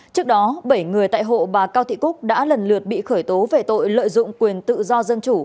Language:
Vietnamese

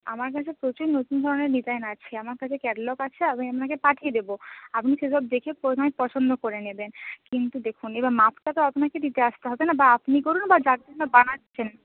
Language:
Bangla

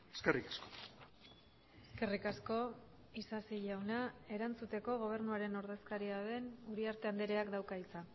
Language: Basque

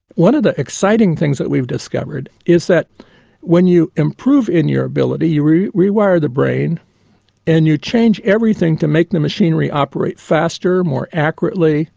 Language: English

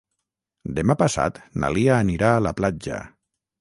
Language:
Catalan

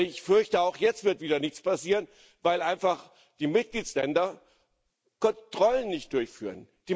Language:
German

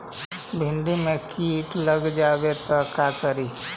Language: Magahi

